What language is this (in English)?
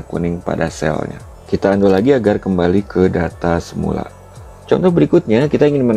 Indonesian